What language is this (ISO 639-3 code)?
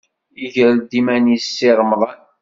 kab